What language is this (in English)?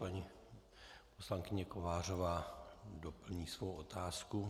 Czech